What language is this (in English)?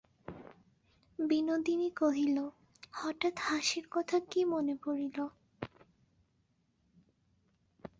Bangla